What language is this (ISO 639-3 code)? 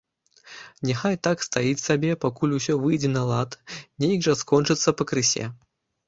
bel